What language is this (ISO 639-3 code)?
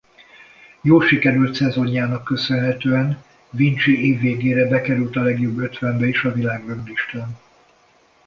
hun